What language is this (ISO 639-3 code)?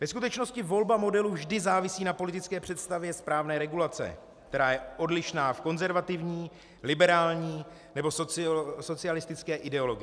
ces